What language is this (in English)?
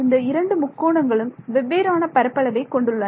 Tamil